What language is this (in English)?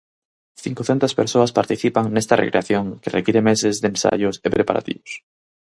Galician